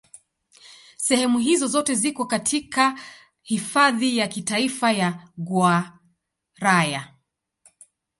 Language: Swahili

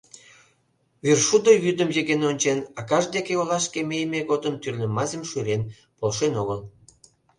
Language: Mari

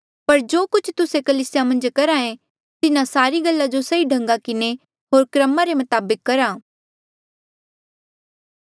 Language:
Mandeali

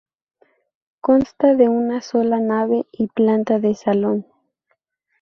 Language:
Spanish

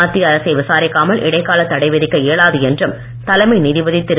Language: Tamil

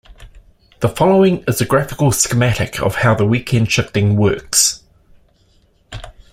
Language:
English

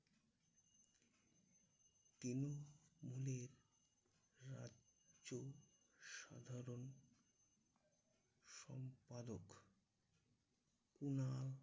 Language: Bangla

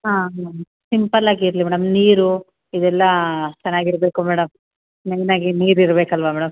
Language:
Kannada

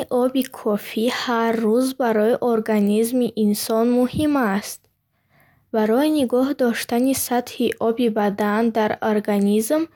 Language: Bukharic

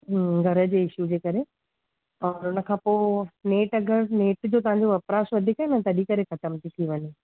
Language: Sindhi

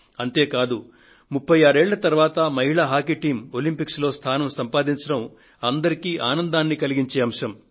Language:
Telugu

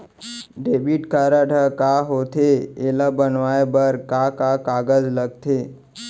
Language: Chhattisgarhi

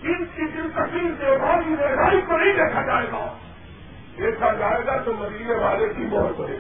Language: Urdu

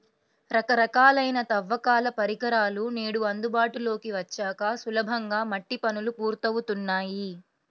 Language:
Telugu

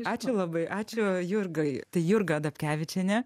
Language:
Lithuanian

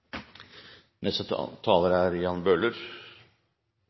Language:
Norwegian Bokmål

